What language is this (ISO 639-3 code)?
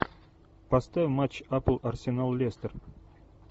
rus